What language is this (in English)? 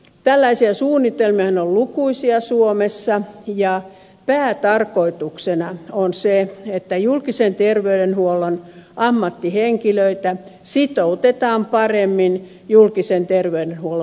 Finnish